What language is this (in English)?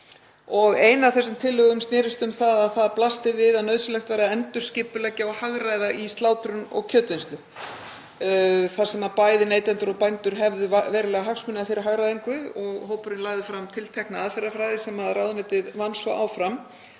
Icelandic